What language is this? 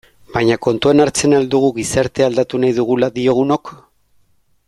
Basque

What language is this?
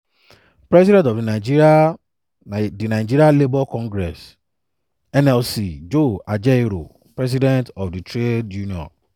Nigerian Pidgin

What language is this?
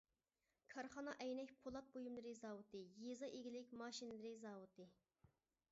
Uyghur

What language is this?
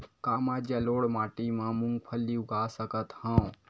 Chhattisgarhi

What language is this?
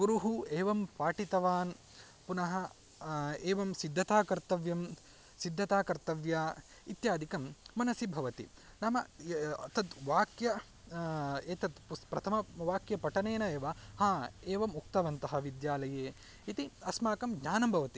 Sanskrit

